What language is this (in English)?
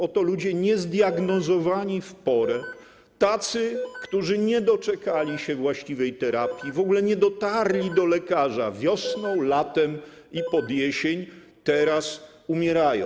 Polish